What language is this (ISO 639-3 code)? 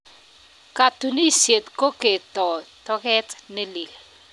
kln